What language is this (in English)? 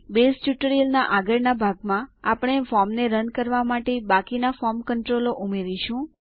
Gujarati